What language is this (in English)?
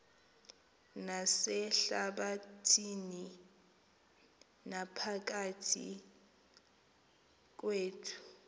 Xhosa